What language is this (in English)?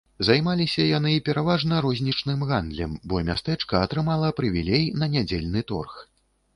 Belarusian